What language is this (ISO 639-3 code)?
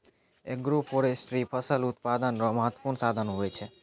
mai